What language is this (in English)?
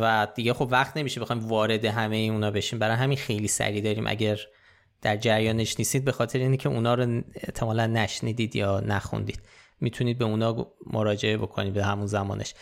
Persian